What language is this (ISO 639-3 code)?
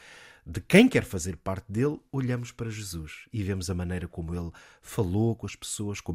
por